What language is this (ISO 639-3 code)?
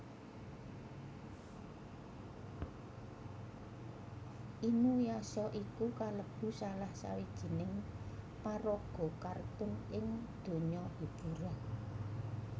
jav